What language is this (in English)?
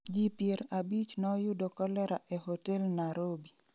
Luo (Kenya and Tanzania)